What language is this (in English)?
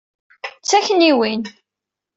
Kabyle